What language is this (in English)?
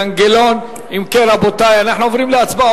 Hebrew